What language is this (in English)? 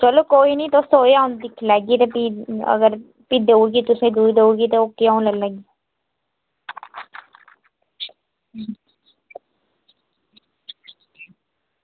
Dogri